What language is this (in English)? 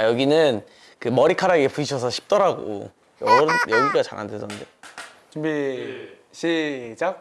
Korean